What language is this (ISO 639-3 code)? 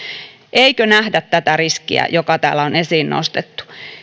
fin